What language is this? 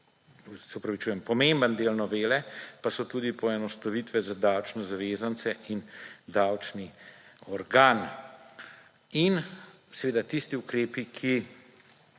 Slovenian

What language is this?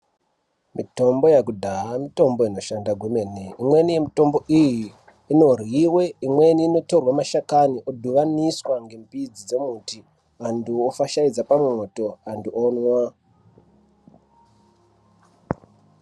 Ndau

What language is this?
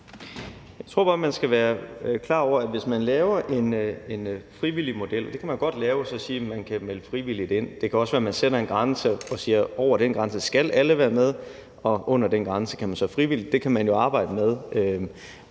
Danish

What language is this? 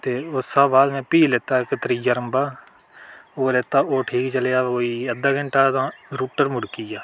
Dogri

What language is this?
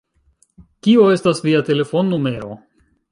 Esperanto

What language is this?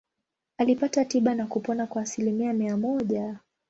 Swahili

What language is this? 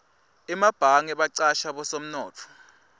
Swati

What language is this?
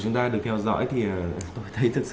Vietnamese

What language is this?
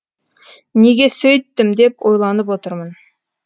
Kazakh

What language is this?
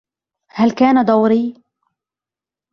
Arabic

